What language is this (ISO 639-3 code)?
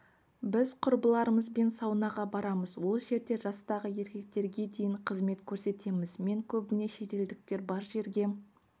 kaz